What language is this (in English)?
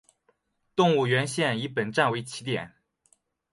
Chinese